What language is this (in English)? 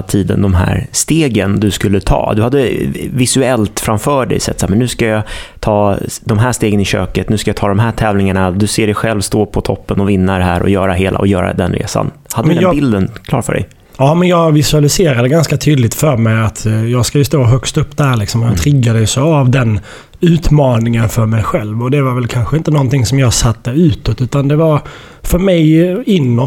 Swedish